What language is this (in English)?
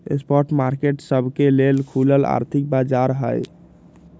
Magahi